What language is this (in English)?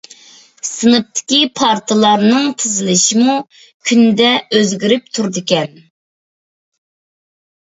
Uyghur